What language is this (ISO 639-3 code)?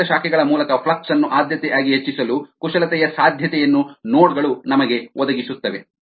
kan